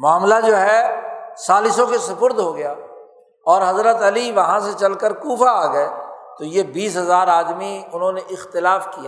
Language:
Urdu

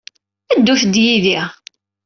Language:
Kabyle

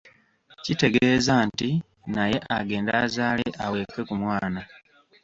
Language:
Ganda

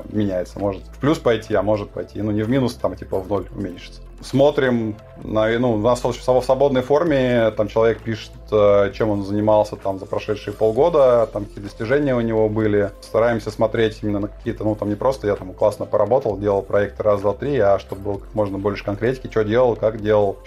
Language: Russian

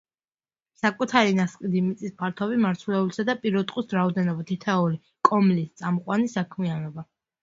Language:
Georgian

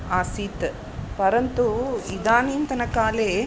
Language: Sanskrit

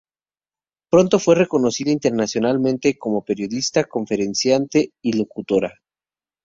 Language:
Spanish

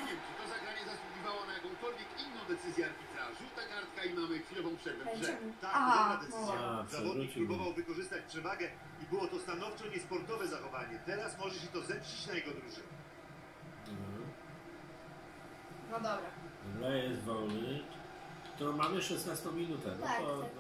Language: Polish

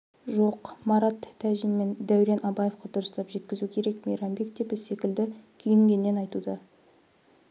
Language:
Kazakh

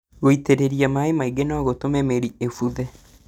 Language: Kikuyu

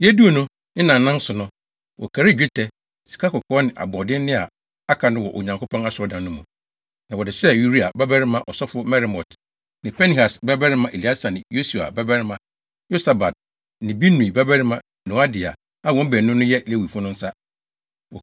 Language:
Akan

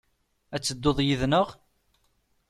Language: Kabyle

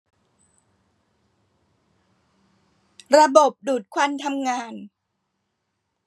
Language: Thai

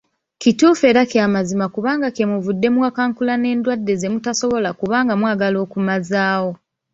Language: Ganda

